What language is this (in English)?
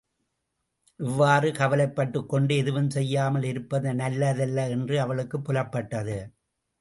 Tamil